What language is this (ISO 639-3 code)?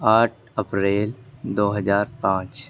urd